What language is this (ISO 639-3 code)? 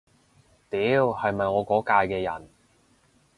yue